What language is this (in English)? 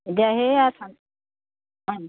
Assamese